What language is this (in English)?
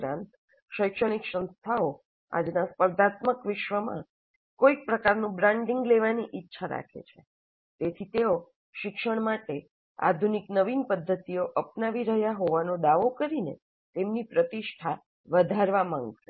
Gujarati